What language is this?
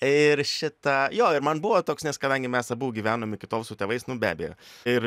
Lithuanian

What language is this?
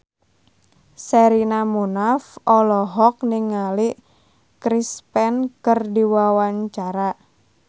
Sundanese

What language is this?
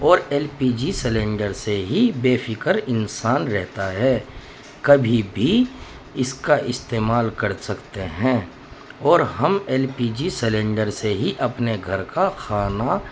Urdu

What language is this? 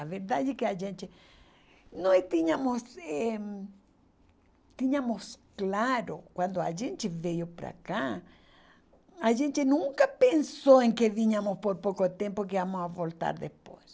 Portuguese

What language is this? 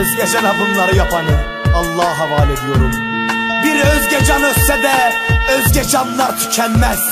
Turkish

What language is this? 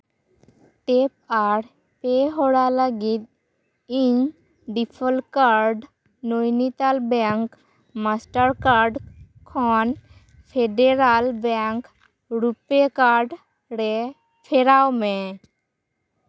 Santali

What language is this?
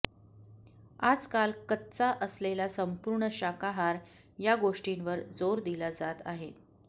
Marathi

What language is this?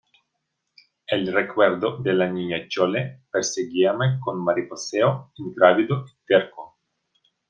Spanish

